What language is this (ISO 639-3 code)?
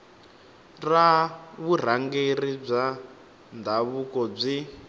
tso